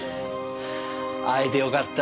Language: Japanese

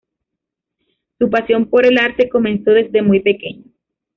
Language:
Spanish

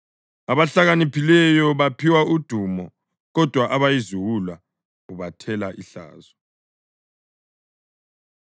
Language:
North Ndebele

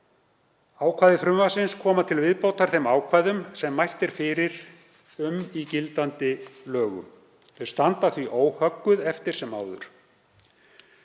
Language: Icelandic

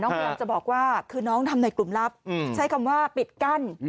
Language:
Thai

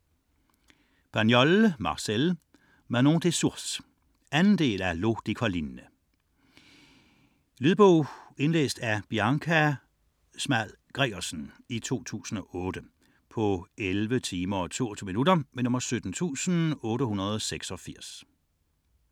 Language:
Danish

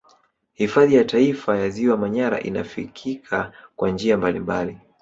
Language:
Swahili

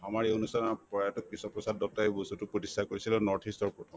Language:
Assamese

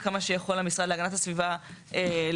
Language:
Hebrew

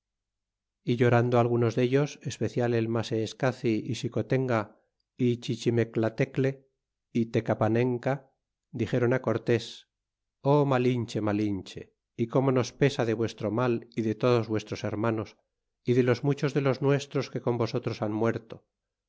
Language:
Spanish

